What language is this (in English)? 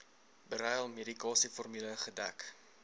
Afrikaans